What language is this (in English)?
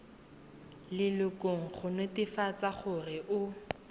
Tswana